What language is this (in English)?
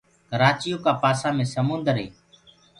Gurgula